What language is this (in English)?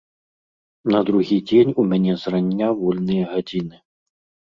Belarusian